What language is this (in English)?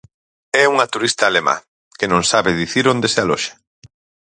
Galician